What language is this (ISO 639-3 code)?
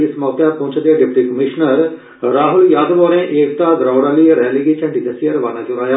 doi